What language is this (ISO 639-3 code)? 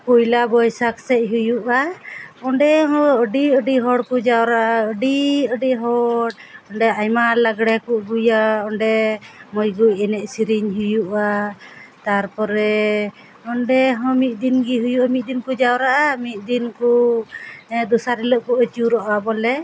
sat